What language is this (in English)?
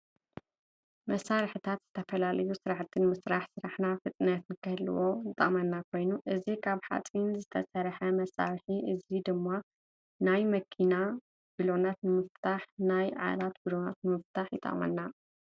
Tigrinya